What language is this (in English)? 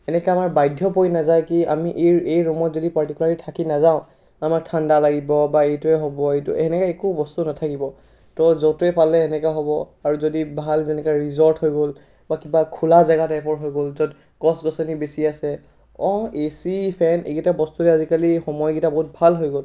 Assamese